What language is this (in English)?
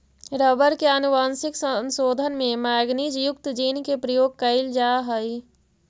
Magahi